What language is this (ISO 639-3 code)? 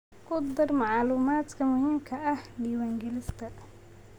som